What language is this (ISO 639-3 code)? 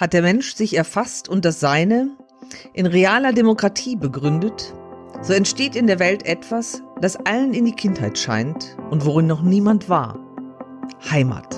deu